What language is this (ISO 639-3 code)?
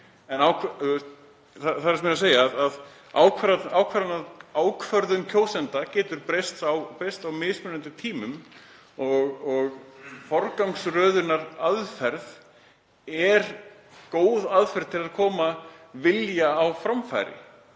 isl